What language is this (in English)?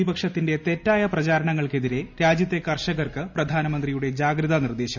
Malayalam